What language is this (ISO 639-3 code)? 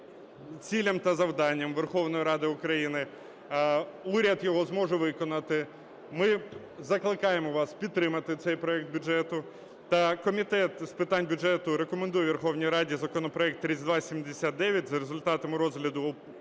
ukr